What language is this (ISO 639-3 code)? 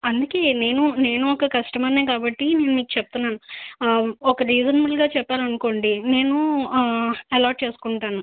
tel